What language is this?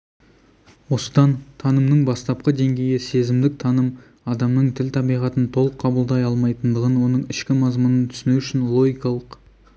Kazakh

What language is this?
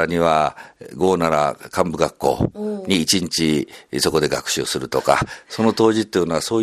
Japanese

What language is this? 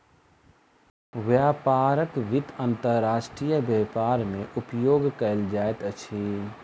Maithili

